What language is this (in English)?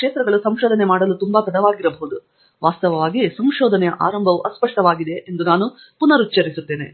Kannada